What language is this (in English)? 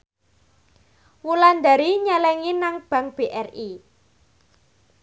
Javanese